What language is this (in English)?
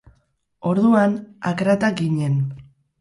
Basque